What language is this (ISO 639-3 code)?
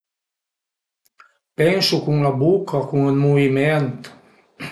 pms